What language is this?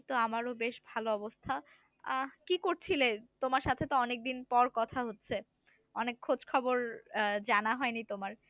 Bangla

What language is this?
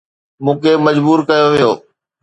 Sindhi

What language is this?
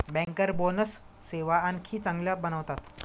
Marathi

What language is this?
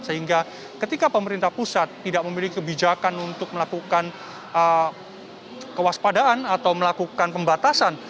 Indonesian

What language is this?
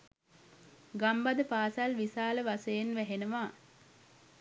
Sinhala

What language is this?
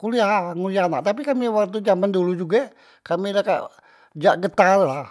Musi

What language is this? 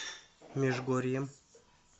Russian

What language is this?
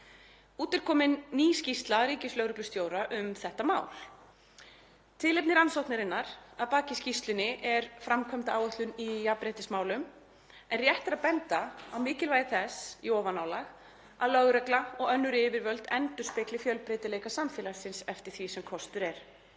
Icelandic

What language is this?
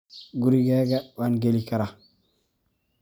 Somali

